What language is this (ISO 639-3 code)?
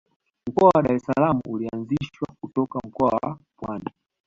swa